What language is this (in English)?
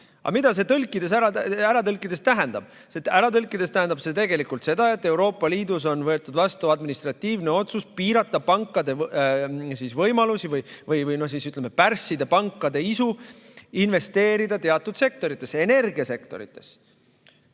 Estonian